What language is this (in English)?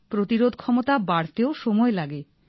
Bangla